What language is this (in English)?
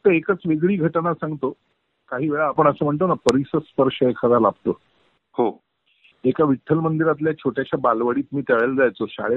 Marathi